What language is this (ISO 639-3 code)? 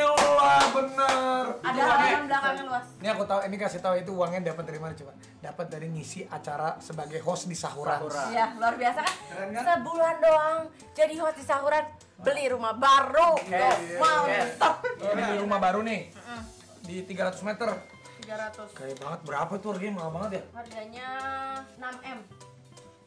ind